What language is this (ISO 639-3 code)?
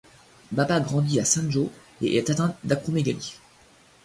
fra